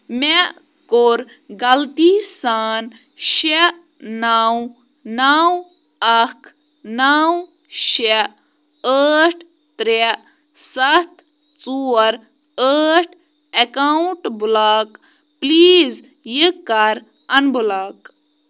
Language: Kashmiri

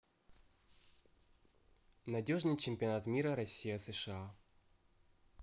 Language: Russian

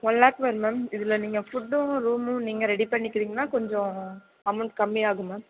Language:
Tamil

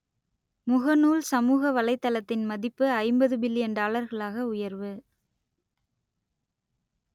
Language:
Tamil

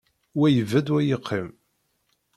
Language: Kabyle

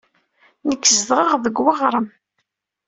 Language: Kabyle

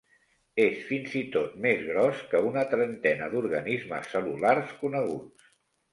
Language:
Catalan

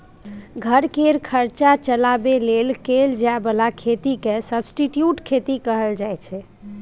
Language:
Maithili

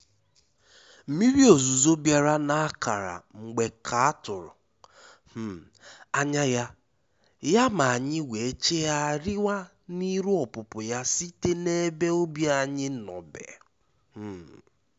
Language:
Igbo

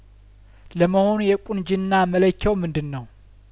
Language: Amharic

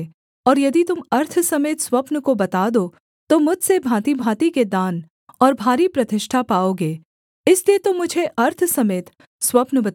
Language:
Hindi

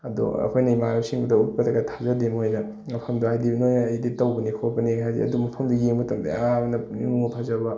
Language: Manipuri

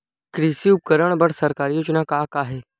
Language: Chhattisgarhi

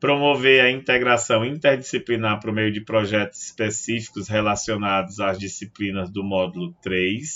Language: Portuguese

